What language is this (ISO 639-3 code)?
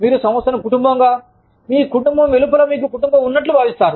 tel